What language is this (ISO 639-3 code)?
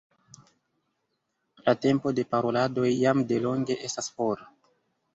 epo